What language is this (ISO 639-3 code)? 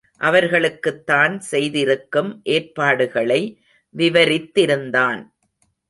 tam